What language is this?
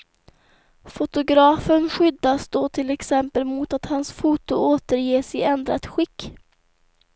Swedish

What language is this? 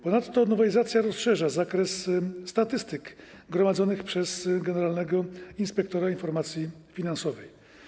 Polish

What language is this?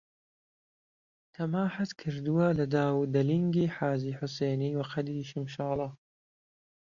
Central Kurdish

